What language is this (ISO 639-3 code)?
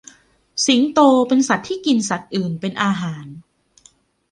tha